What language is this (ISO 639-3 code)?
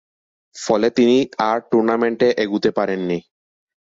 ben